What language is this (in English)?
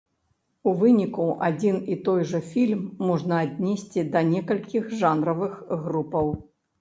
Belarusian